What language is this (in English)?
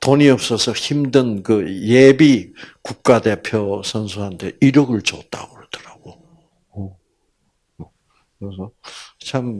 Korean